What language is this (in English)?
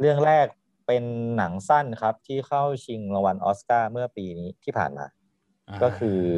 Thai